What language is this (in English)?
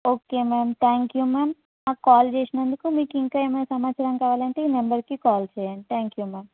Telugu